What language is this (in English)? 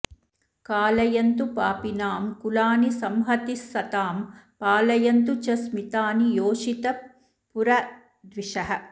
Sanskrit